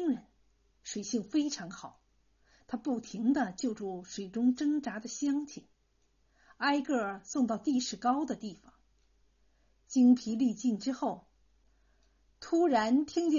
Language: Chinese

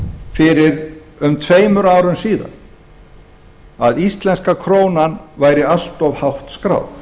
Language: Icelandic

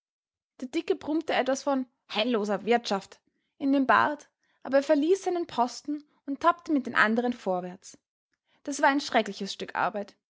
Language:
German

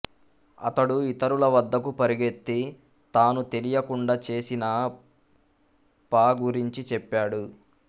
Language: Telugu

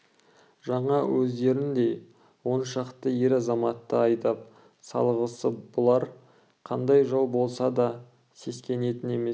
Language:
Kazakh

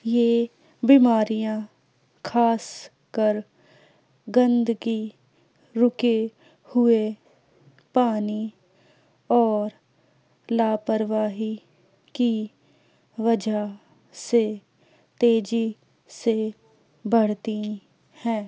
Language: Urdu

